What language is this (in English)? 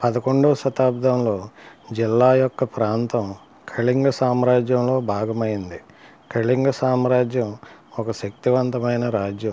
Telugu